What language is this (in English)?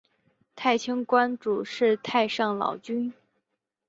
Chinese